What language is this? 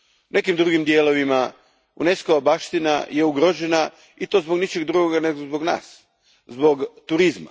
Croatian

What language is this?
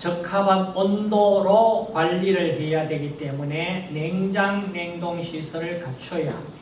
Korean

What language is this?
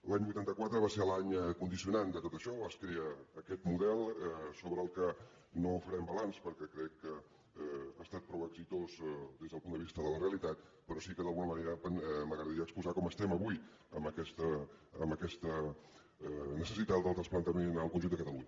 Catalan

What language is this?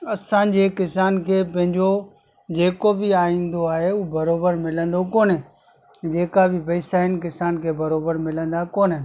Sindhi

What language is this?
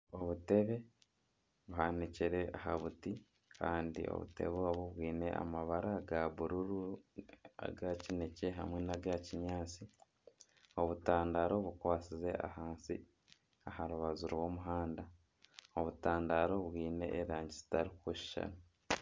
Nyankole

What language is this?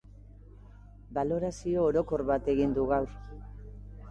Basque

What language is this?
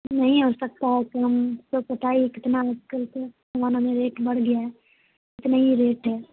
Urdu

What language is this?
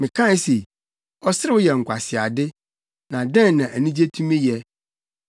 Akan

